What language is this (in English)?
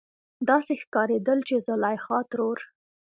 Pashto